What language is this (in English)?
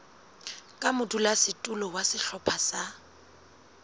Southern Sotho